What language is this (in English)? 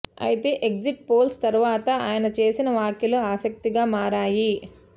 Telugu